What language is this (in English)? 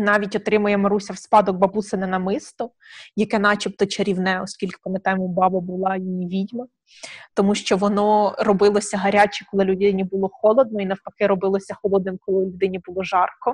Ukrainian